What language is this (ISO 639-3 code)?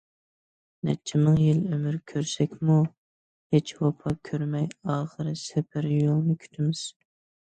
uig